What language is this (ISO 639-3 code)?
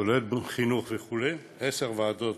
heb